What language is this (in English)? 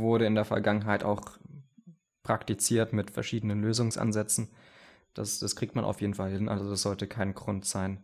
German